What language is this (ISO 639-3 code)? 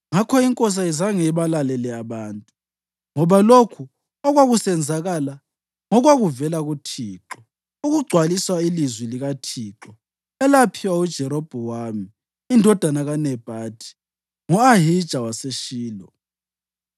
nde